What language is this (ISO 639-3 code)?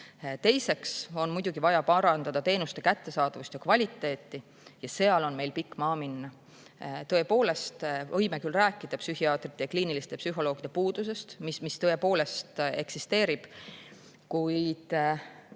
est